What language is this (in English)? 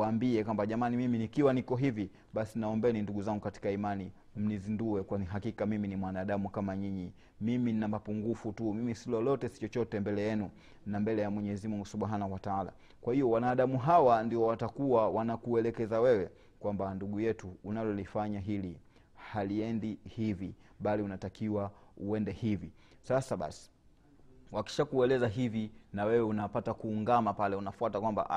Swahili